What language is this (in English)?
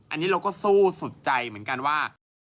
Thai